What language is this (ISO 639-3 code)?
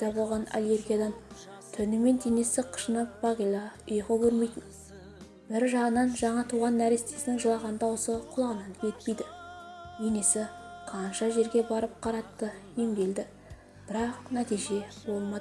tur